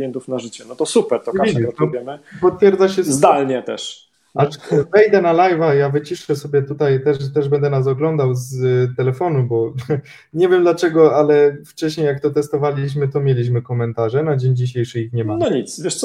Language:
Polish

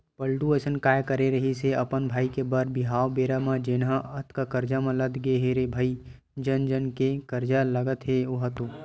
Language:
Chhattisgarhi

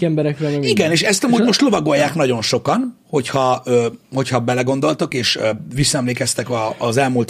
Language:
Hungarian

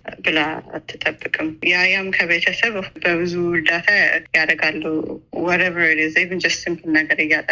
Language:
Amharic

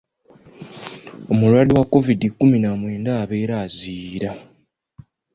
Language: Ganda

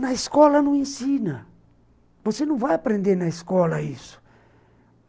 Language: Portuguese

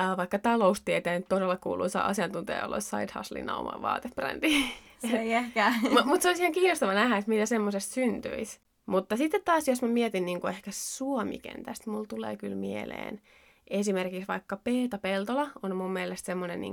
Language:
Finnish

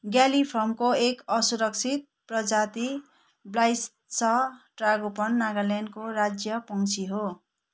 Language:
Nepali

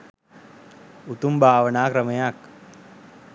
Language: Sinhala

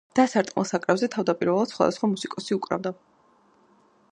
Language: Georgian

